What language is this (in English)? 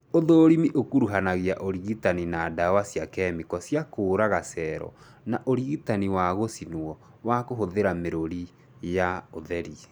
Kikuyu